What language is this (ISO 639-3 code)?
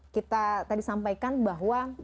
ind